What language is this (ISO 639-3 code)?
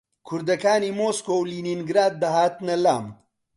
ckb